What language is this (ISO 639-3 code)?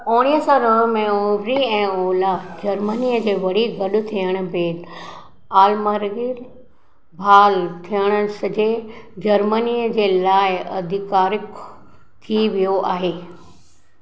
snd